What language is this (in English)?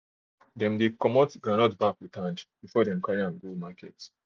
Nigerian Pidgin